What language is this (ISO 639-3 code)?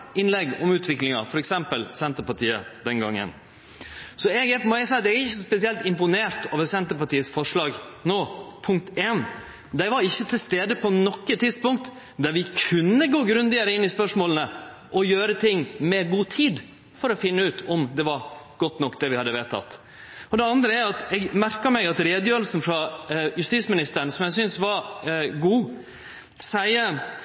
nno